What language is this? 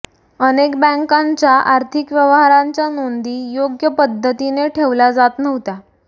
Marathi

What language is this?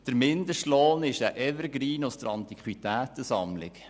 Swiss German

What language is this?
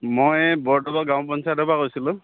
Assamese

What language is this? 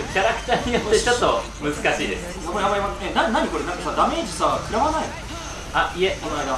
Japanese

